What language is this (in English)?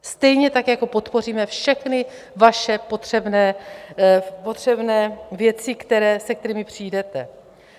Czech